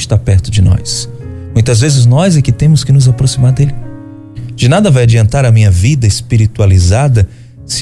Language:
Portuguese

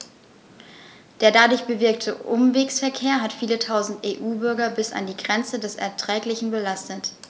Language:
German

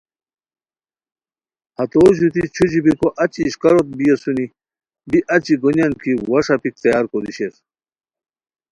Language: Khowar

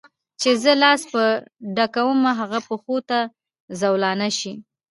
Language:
Pashto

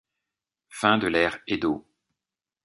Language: French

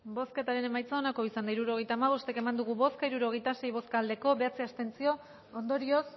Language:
Basque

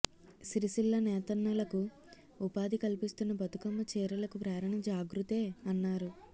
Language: Telugu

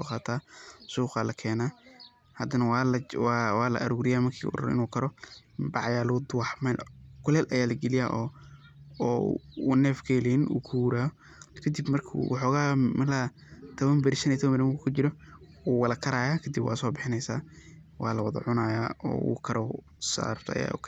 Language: Somali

